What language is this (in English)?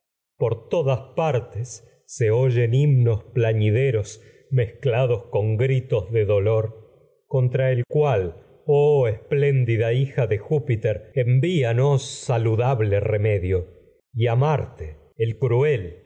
Spanish